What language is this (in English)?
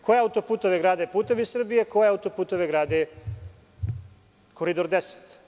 Serbian